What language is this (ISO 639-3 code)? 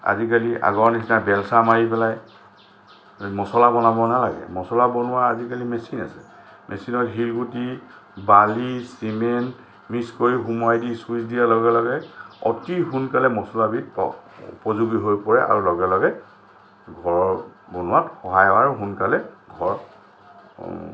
asm